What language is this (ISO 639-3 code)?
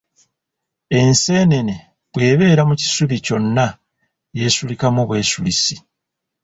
lug